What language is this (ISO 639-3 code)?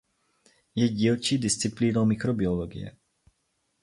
ces